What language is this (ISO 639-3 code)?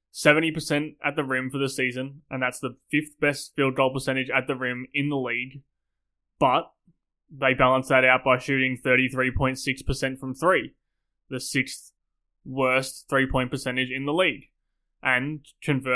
eng